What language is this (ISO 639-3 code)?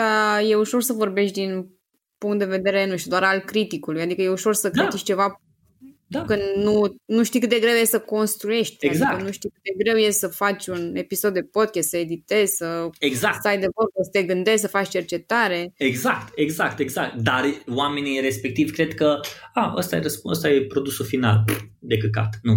ron